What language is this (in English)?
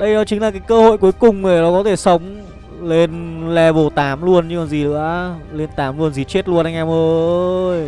Vietnamese